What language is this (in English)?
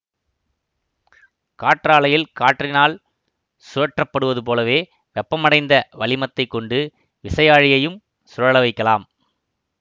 Tamil